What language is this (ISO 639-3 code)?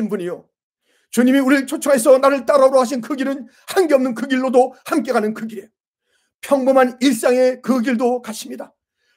kor